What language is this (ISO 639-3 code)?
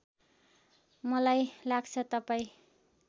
nep